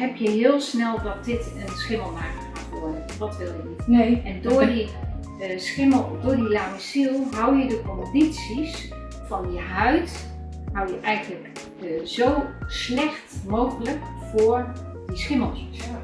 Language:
Dutch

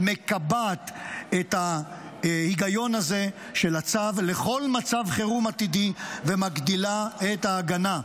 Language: Hebrew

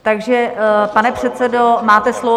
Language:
Czech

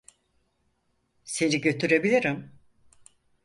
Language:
Turkish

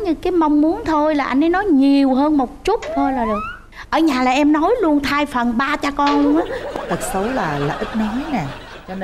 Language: Vietnamese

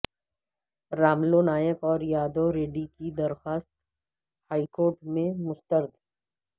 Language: Urdu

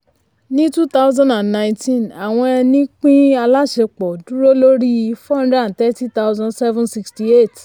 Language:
Yoruba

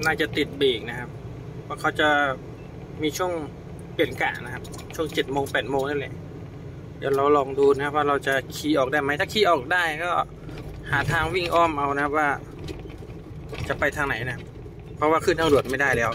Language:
Thai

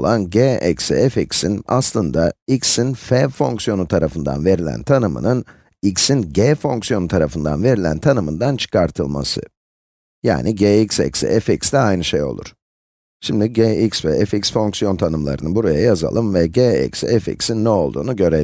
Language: Turkish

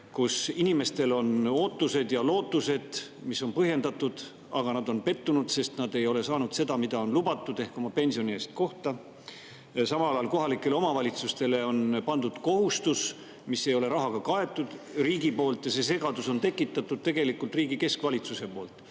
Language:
Estonian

